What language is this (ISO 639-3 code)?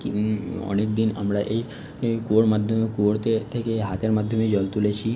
ben